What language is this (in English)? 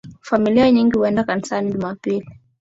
Swahili